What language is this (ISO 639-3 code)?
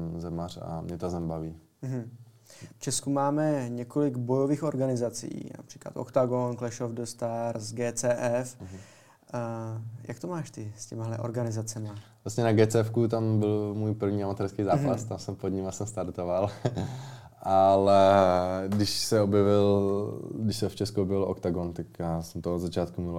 ces